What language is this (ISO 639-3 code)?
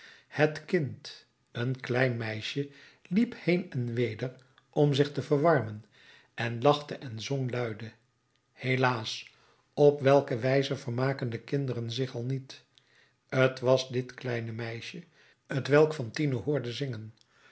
nld